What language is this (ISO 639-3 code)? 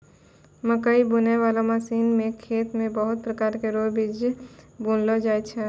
mai